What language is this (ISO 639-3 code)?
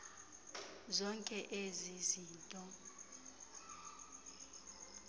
xho